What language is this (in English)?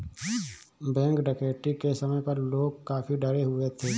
Hindi